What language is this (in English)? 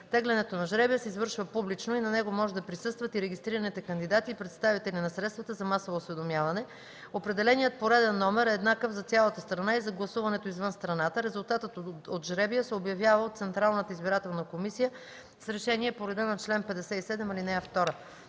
Bulgarian